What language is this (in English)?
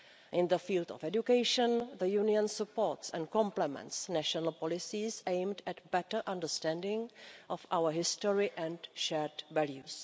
English